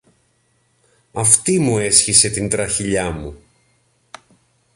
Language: Greek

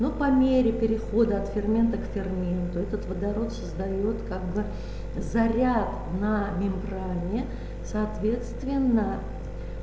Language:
Russian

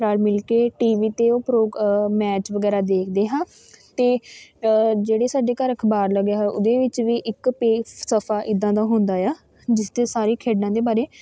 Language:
Punjabi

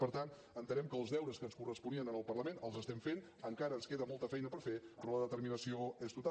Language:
Catalan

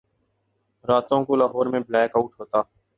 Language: Urdu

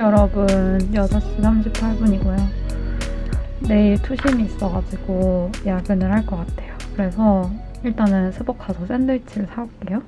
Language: Korean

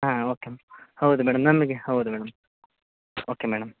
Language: Kannada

